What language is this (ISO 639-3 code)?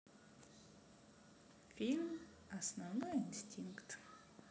rus